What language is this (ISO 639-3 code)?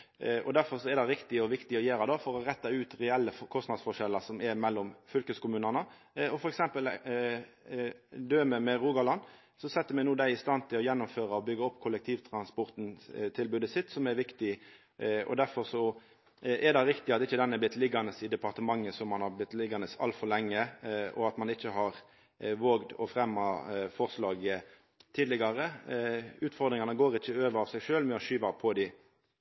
nno